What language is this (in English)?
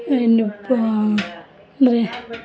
Kannada